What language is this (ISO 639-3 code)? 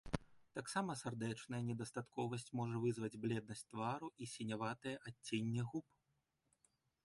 bel